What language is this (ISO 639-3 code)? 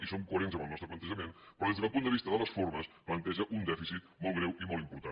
cat